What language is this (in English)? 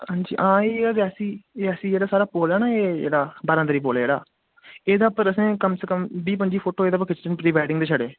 Dogri